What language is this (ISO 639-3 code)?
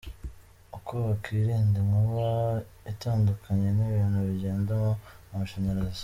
kin